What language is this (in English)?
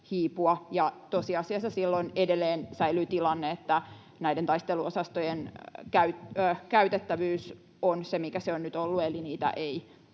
Finnish